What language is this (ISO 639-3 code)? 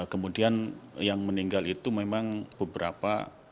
ind